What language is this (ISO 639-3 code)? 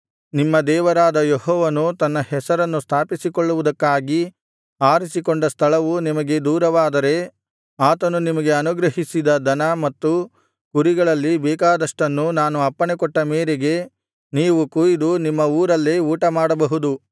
kan